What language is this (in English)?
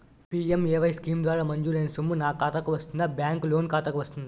Telugu